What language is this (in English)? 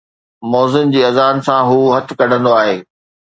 Sindhi